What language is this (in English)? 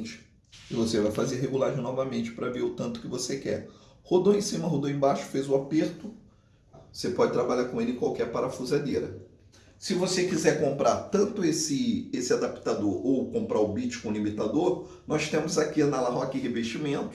Portuguese